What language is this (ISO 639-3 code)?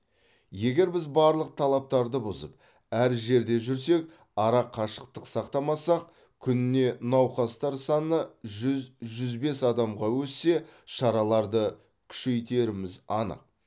kaz